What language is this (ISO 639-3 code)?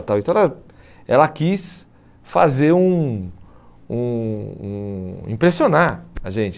por